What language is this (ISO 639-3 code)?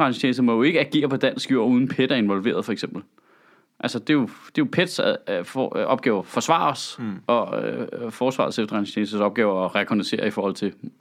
dan